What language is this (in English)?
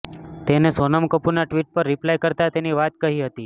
Gujarati